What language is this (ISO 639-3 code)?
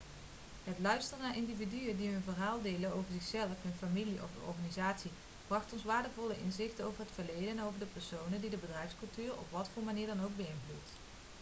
nld